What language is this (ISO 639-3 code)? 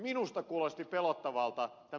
fin